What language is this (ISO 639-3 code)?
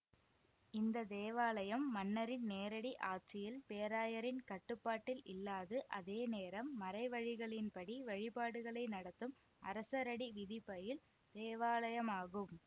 tam